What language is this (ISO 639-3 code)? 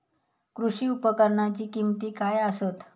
mar